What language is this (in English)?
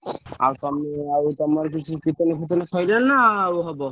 Odia